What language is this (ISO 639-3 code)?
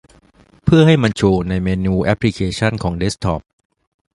tha